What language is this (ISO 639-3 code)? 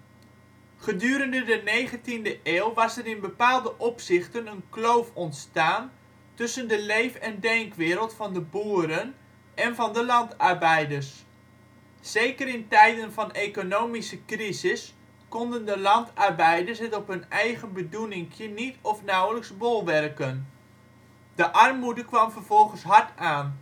nld